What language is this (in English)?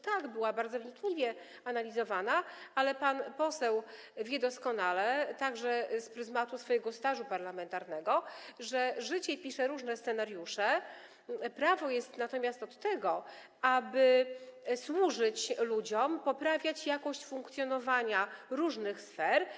Polish